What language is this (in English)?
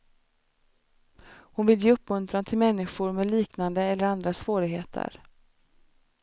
Swedish